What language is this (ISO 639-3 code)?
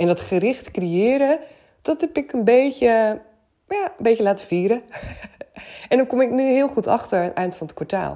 nld